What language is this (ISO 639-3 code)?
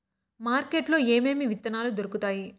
tel